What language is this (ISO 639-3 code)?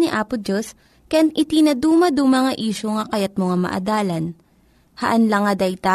fil